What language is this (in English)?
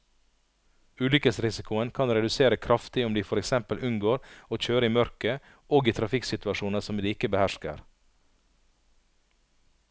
Norwegian